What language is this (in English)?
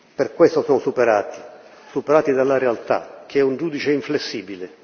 Italian